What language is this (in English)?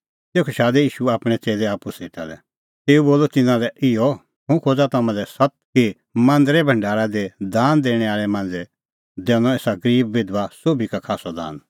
Kullu Pahari